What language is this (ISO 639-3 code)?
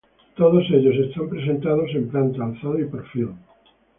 spa